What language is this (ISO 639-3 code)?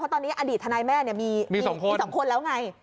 tha